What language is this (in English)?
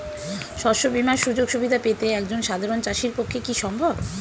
Bangla